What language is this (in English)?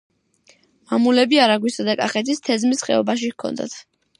Georgian